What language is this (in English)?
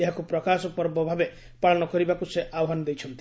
Odia